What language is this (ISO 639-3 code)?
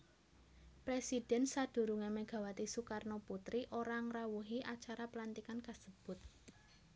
jav